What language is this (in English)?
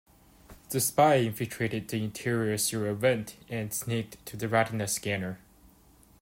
English